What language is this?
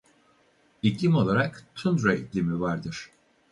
Turkish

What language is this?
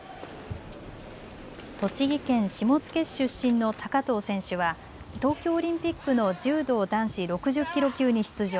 Japanese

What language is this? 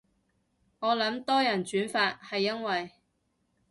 Cantonese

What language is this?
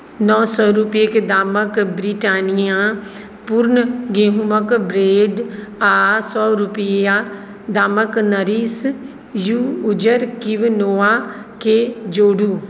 Maithili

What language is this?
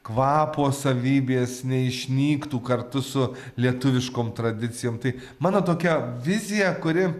Lithuanian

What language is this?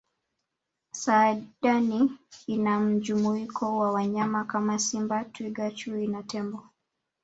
Swahili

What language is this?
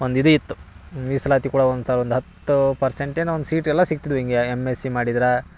Kannada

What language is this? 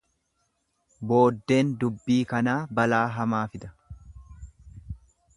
Oromo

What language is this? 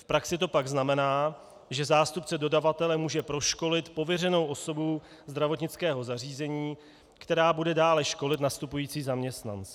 Czech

